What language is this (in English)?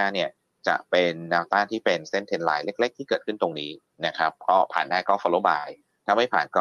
Thai